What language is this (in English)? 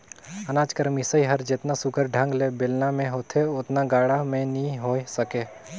Chhattisgarhi